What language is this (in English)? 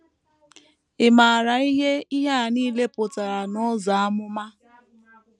Igbo